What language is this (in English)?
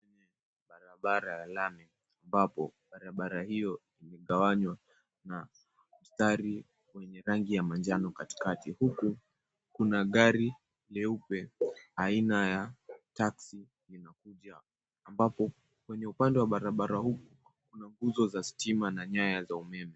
Swahili